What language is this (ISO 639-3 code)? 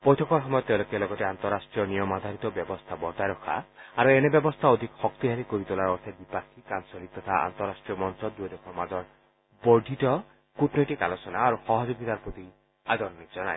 asm